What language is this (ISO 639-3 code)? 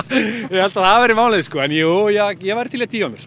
isl